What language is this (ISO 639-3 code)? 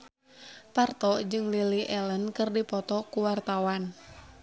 sun